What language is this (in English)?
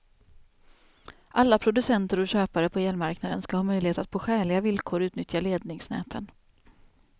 Swedish